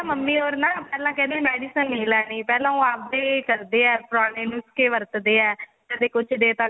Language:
Punjabi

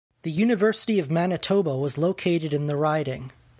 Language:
English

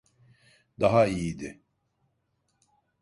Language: Turkish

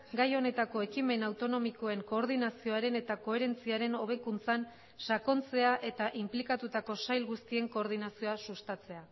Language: Basque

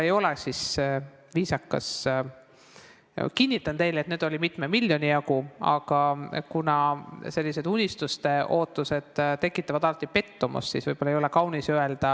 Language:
Estonian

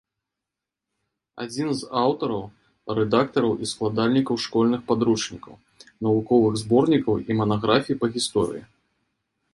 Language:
Belarusian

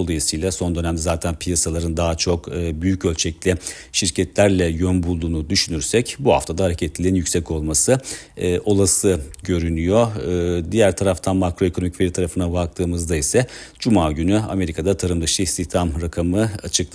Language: Turkish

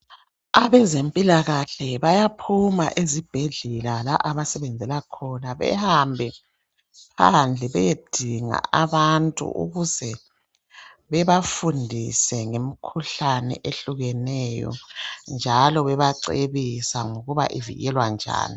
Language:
North Ndebele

